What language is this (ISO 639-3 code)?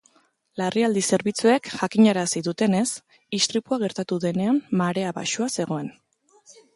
eus